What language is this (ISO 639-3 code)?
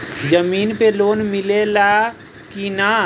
bho